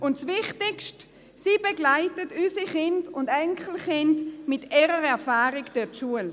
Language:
Swiss German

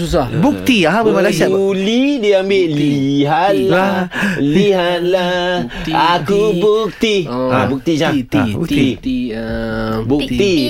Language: Malay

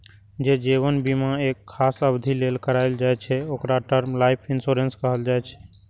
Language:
Maithili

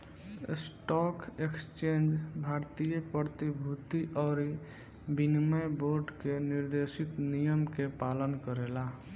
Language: Bhojpuri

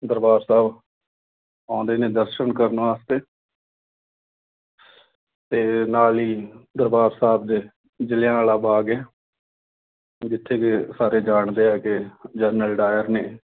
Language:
Punjabi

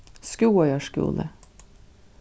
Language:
Faroese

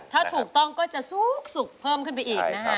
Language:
Thai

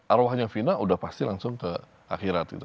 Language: Indonesian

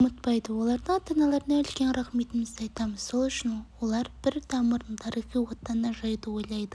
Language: Kazakh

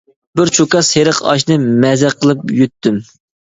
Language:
Uyghur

